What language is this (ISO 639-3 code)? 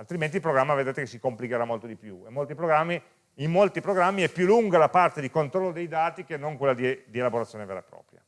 ita